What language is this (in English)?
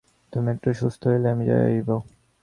Bangla